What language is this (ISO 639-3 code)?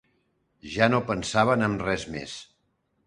cat